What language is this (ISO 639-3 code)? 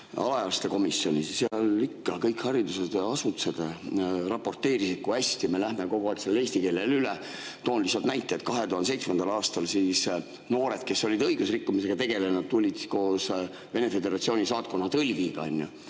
est